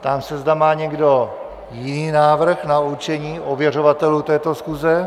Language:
Czech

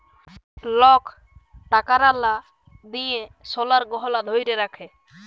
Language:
Bangla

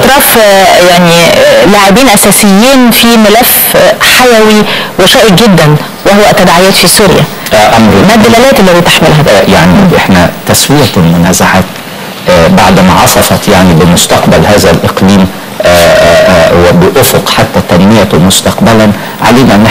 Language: Arabic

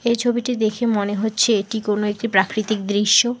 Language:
Bangla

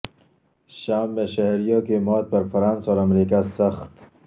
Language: Urdu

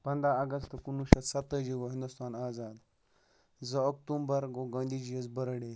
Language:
Kashmiri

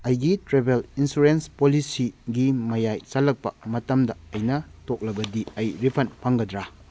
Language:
Manipuri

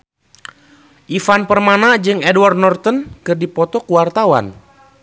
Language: Sundanese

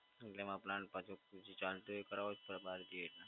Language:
Gujarati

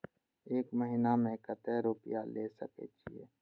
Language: Maithili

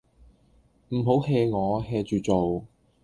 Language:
Cantonese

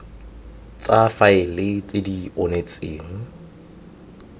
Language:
Tswana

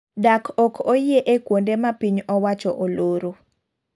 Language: Luo (Kenya and Tanzania)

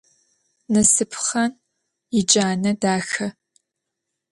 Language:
Adyghe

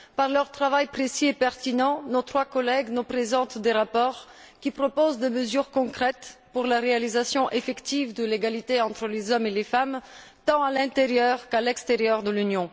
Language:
French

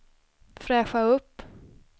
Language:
Swedish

